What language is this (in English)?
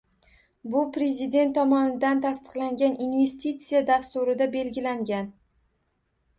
Uzbek